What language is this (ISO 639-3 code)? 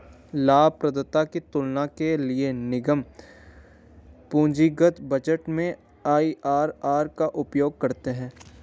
hin